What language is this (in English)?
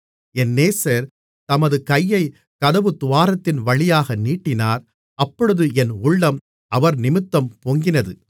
Tamil